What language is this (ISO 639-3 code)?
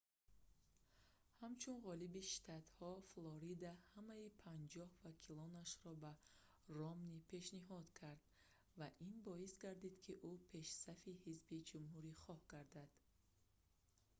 tgk